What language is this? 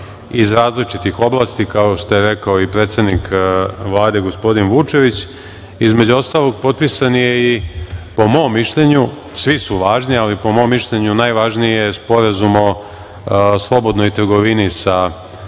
Serbian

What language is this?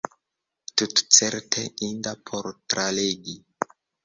Esperanto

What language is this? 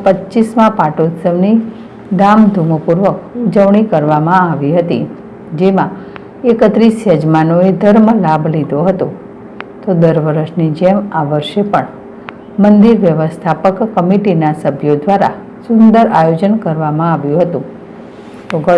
Dutch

